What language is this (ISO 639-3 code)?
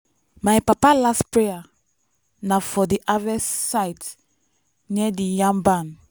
pcm